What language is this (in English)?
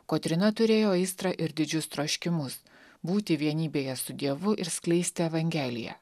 Lithuanian